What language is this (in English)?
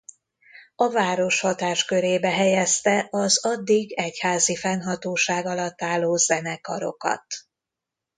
Hungarian